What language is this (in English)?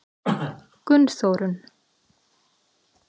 Icelandic